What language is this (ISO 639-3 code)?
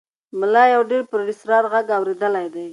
pus